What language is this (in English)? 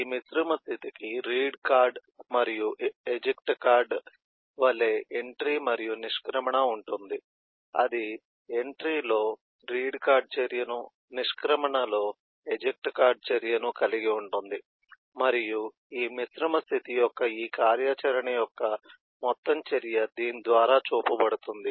Telugu